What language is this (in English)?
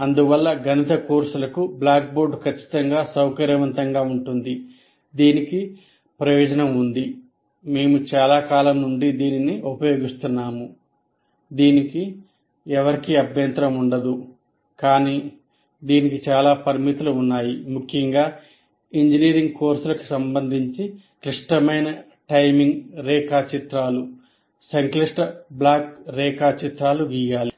Telugu